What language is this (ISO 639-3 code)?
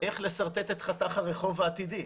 heb